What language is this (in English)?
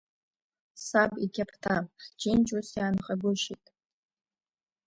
Abkhazian